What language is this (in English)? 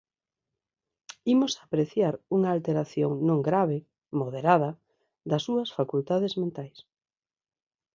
Galician